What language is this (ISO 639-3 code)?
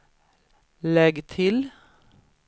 swe